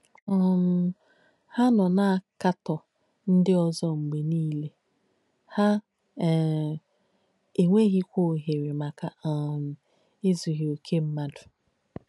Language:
Igbo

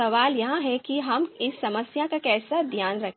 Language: Hindi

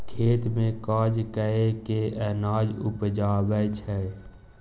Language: Maithili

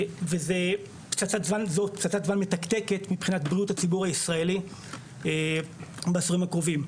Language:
Hebrew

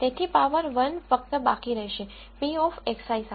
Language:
Gujarati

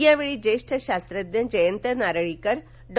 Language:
Marathi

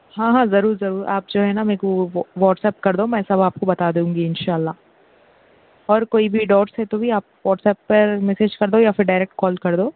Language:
Urdu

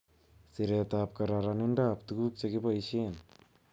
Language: Kalenjin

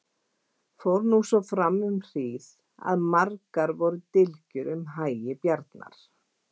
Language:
Icelandic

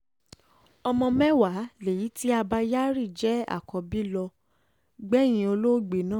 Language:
Yoruba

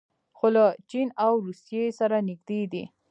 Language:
Pashto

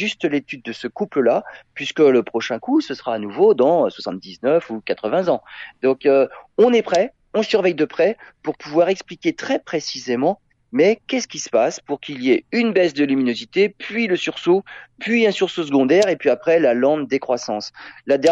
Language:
French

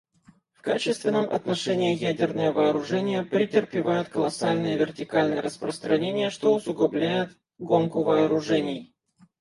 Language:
Russian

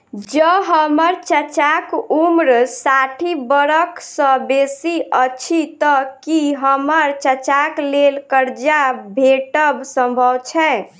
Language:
Maithili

